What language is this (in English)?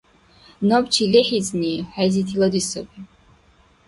Dargwa